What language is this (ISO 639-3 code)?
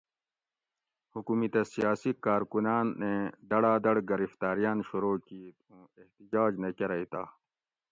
gwc